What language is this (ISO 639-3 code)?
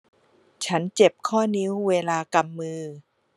tha